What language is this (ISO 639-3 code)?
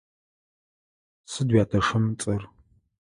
ady